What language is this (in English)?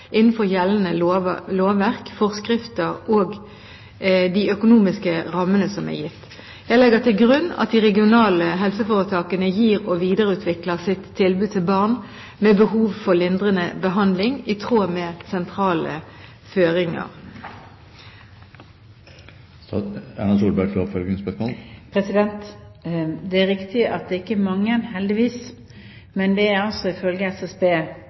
Norwegian Bokmål